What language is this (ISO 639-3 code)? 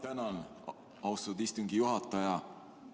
est